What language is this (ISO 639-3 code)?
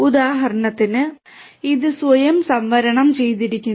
mal